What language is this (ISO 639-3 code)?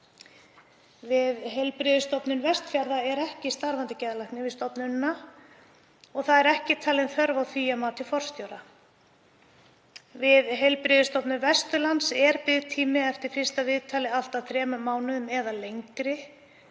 isl